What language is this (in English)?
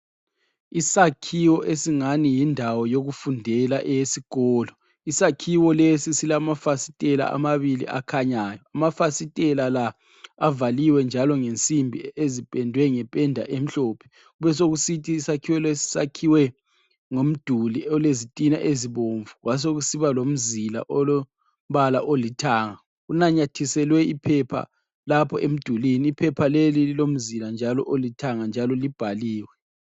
North Ndebele